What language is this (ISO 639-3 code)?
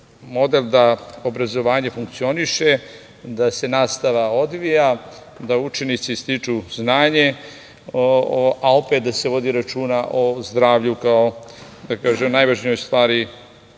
srp